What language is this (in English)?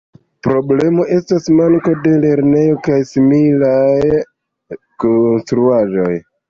Esperanto